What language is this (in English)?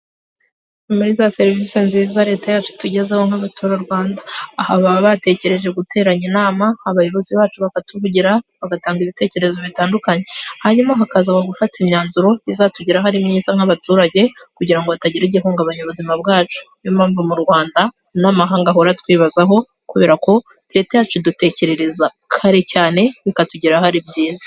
Kinyarwanda